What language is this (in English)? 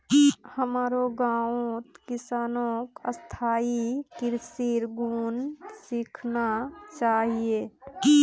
Magahi